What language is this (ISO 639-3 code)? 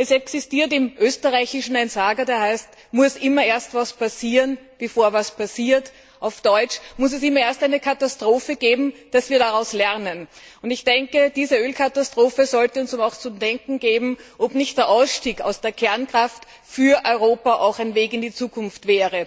deu